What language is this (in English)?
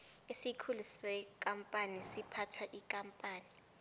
South Ndebele